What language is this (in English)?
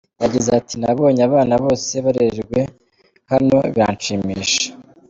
Kinyarwanda